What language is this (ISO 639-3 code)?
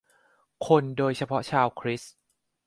tha